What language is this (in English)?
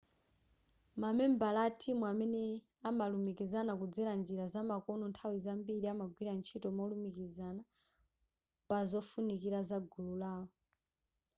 Nyanja